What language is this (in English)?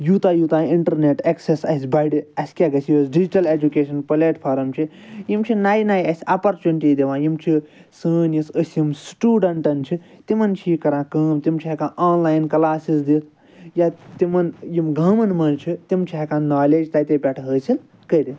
Kashmiri